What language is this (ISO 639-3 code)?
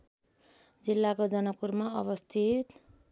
nep